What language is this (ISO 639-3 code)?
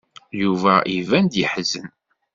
kab